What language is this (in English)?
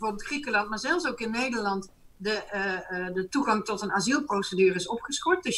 Dutch